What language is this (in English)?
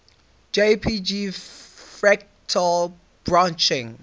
English